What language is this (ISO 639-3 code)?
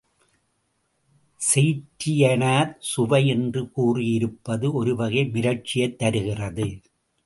tam